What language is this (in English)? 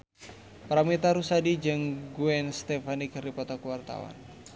Sundanese